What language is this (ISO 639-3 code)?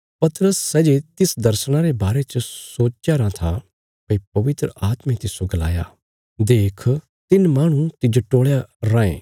kfs